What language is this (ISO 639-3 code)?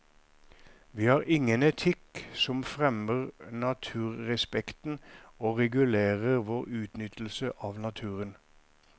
nor